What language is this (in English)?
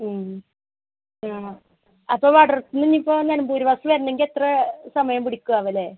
Malayalam